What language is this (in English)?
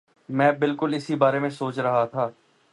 Urdu